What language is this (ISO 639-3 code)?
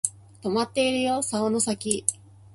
jpn